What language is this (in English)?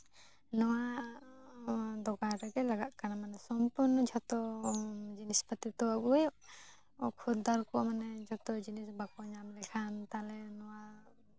Santali